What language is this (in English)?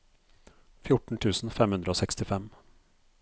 Norwegian